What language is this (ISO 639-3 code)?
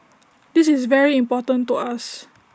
eng